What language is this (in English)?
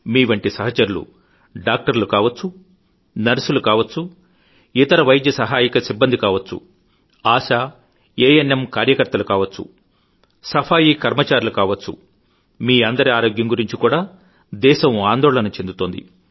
Telugu